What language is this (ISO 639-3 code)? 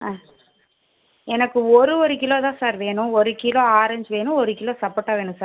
tam